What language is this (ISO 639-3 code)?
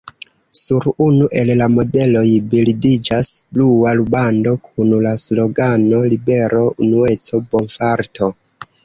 epo